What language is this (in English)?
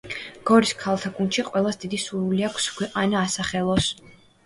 Georgian